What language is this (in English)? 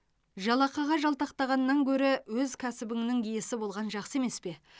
Kazakh